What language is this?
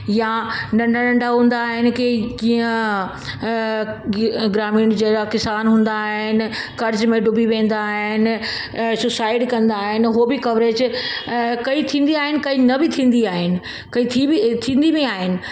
Sindhi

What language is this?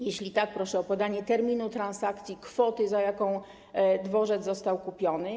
Polish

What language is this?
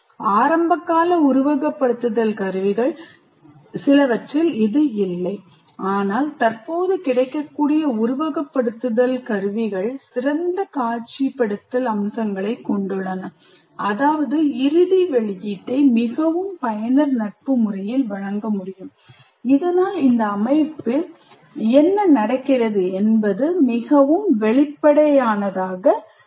Tamil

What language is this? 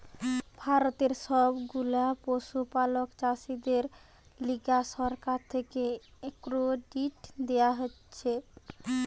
Bangla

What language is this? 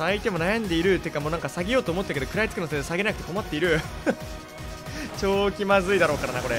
Japanese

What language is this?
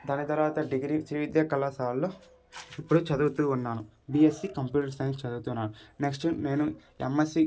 Telugu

